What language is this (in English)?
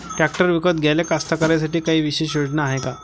Marathi